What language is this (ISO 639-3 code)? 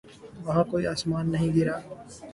urd